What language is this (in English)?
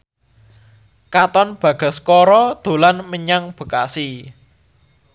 Javanese